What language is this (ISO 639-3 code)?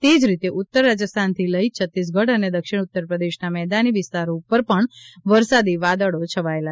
guj